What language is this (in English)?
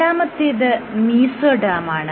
Malayalam